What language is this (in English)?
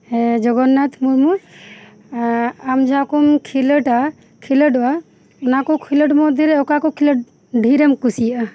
Santali